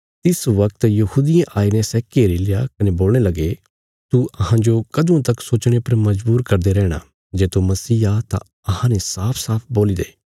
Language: Bilaspuri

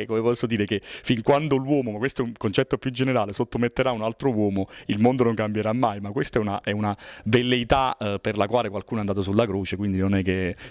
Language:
Italian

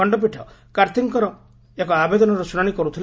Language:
Odia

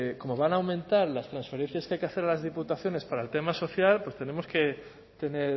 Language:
Spanish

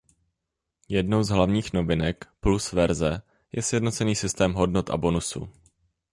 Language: Czech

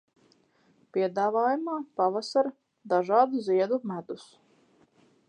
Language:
Latvian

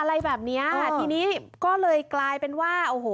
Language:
Thai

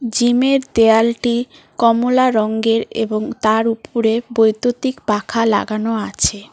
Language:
Bangla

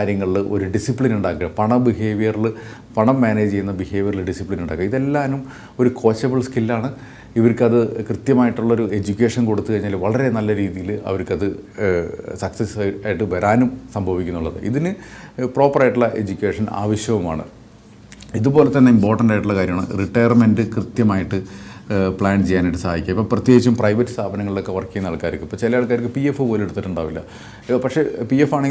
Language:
Malayalam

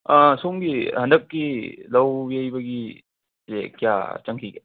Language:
Manipuri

